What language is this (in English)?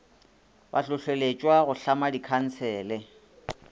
Northern Sotho